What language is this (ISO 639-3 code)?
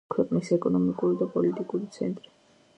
kat